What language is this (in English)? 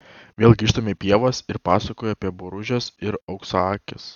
Lithuanian